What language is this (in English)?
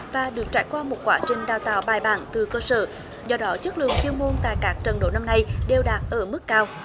Vietnamese